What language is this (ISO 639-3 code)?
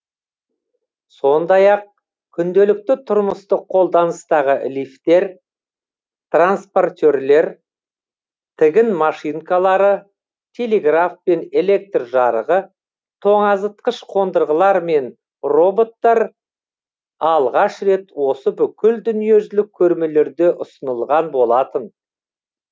kaz